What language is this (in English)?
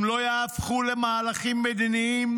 Hebrew